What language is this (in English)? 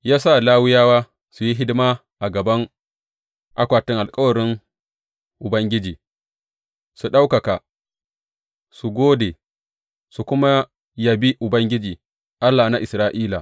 Hausa